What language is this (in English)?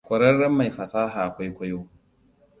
Hausa